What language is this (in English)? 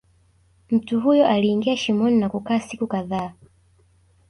Swahili